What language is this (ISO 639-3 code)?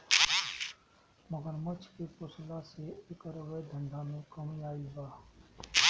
bho